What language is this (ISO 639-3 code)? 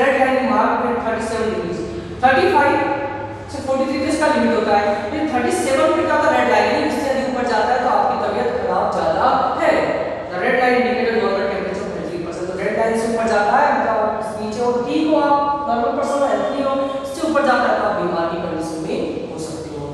hin